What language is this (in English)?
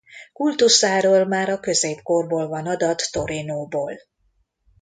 Hungarian